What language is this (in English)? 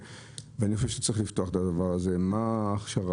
Hebrew